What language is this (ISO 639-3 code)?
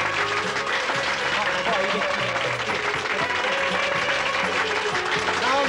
tur